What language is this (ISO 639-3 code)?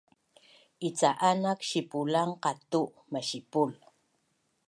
bnn